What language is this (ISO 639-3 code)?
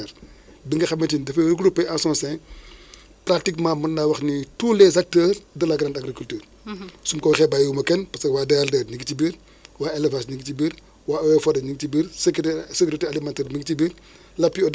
wol